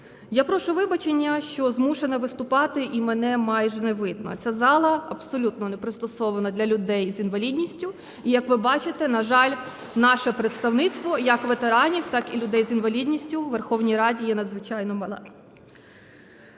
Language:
Ukrainian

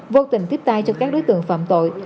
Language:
Vietnamese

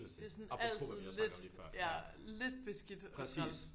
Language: Danish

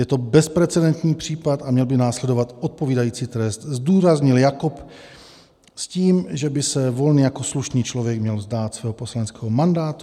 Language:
Czech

